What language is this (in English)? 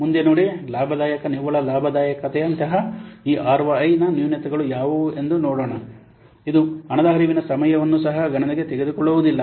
Kannada